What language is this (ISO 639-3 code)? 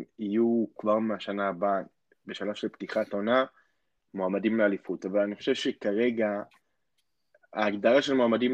heb